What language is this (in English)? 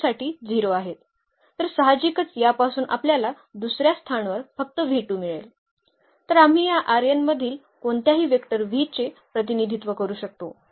Marathi